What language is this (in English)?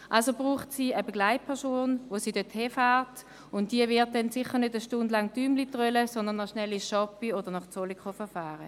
Swiss German